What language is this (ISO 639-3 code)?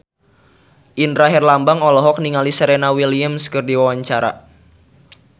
sun